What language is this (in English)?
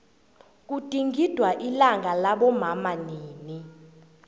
South Ndebele